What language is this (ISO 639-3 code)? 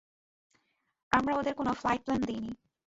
ben